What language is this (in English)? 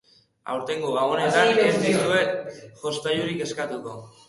Basque